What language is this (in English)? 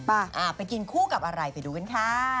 Thai